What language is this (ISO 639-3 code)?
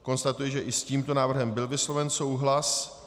ces